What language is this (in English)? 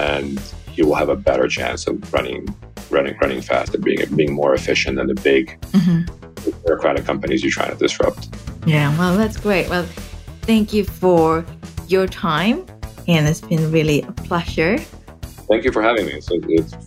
English